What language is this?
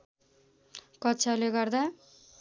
Nepali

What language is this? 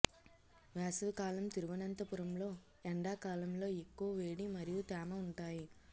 Telugu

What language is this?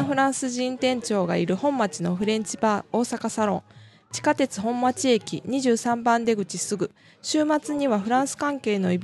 French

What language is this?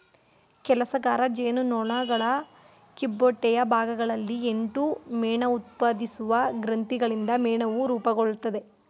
Kannada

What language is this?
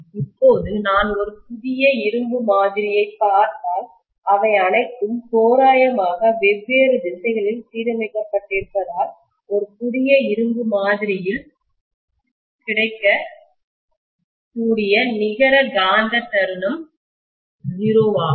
Tamil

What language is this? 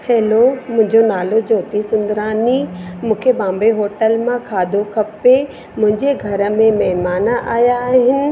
Sindhi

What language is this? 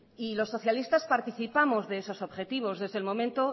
Spanish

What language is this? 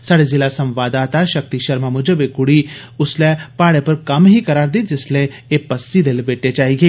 Dogri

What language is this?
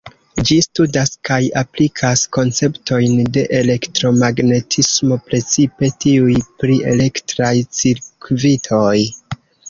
Esperanto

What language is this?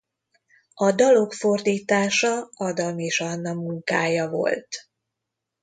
Hungarian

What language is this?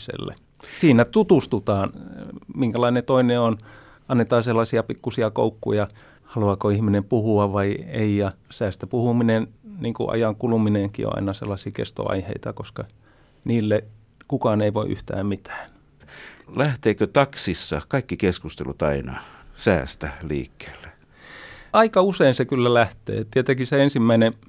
Finnish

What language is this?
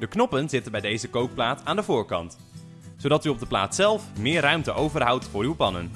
Dutch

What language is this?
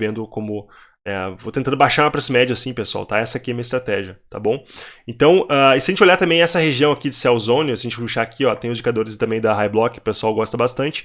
Portuguese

